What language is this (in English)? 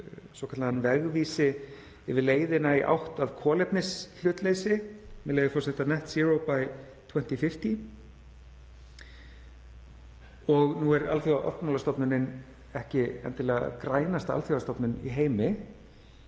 Icelandic